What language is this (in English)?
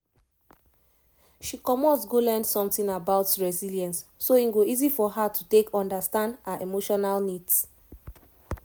Nigerian Pidgin